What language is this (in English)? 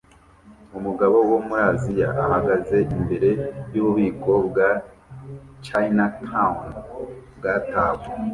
Kinyarwanda